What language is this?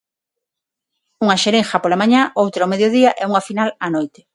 Galician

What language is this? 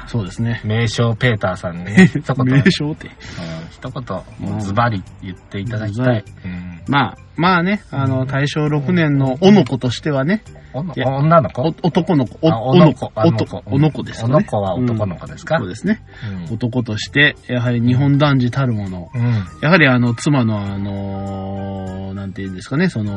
Japanese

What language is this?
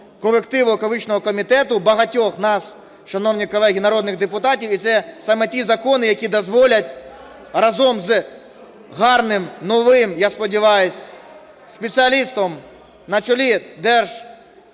Ukrainian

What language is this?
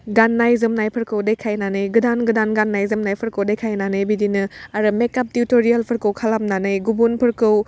Bodo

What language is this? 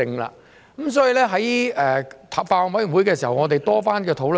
Cantonese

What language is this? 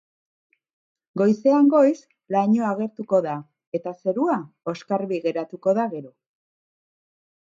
Basque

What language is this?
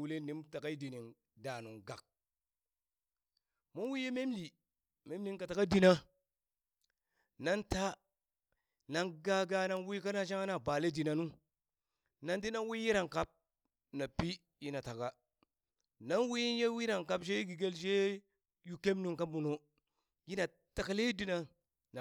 Burak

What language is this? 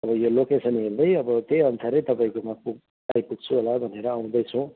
Nepali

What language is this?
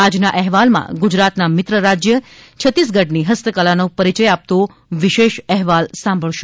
Gujarati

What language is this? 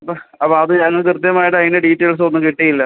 Malayalam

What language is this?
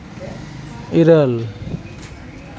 Santali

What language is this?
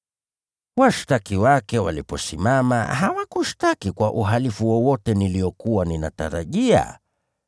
Swahili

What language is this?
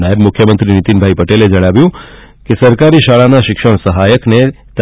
Gujarati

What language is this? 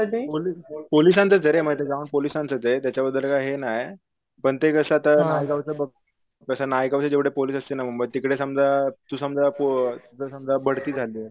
Marathi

